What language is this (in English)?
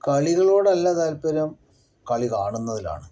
Malayalam